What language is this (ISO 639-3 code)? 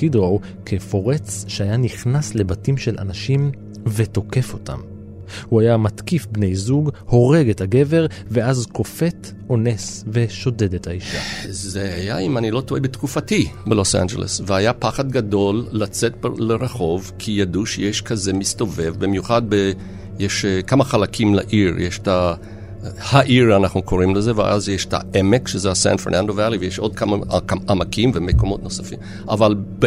heb